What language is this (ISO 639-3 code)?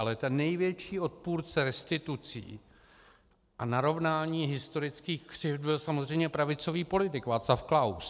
ces